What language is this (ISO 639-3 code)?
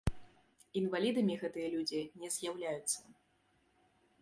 bel